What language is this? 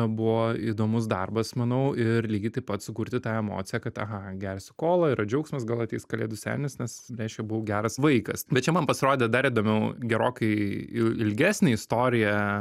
Lithuanian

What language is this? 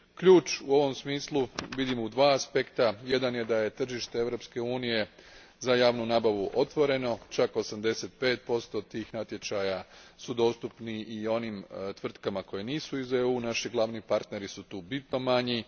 Croatian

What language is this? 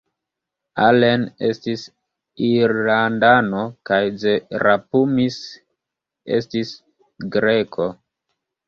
Esperanto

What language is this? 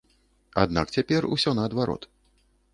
Belarusian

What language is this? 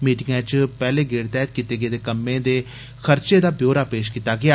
Dogri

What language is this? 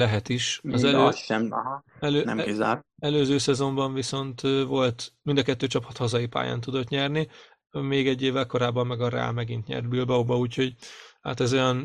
Hungarian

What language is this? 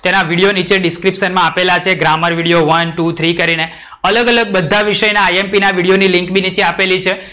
Gujarati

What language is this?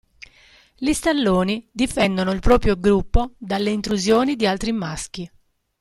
Italian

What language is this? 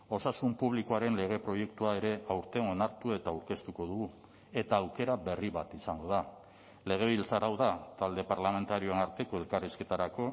Basque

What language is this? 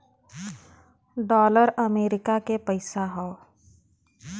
Bhojpuri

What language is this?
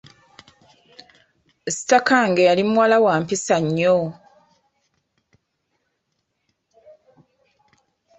Ganda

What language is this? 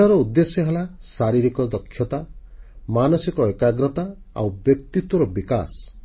Odia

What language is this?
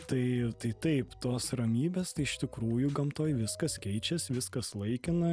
Lithuanian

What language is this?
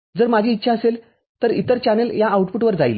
Marathi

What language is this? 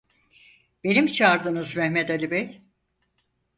Turkish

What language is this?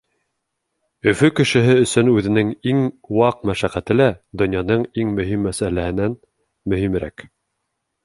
Bashkir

